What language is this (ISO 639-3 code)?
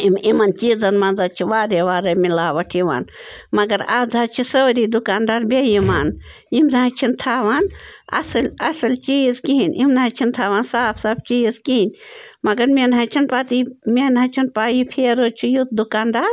kas